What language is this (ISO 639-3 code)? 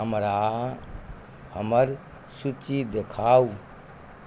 mai